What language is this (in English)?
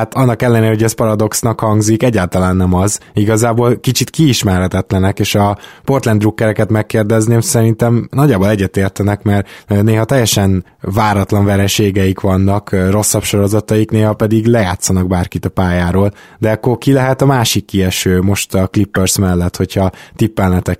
Hungarian